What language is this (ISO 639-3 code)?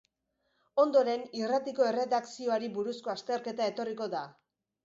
eus